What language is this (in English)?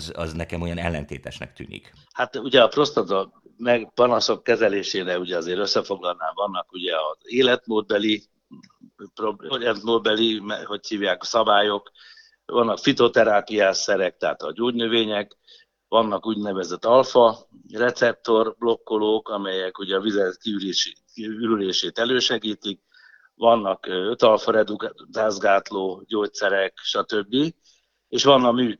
Hungarian